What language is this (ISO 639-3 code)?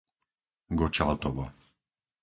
slk